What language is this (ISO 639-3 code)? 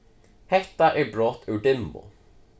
fao